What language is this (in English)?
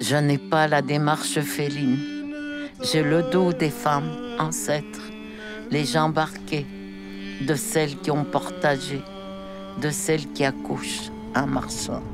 French